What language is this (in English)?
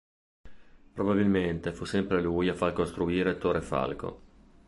Italian